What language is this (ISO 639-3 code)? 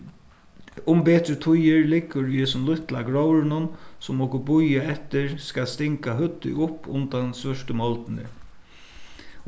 fao